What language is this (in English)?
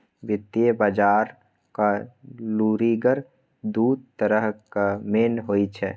Maithili